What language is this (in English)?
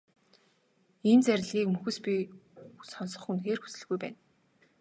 Mongolian